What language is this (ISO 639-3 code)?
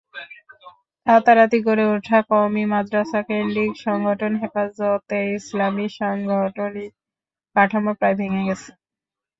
ben